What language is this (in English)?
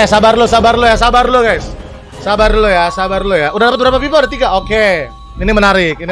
Indonesian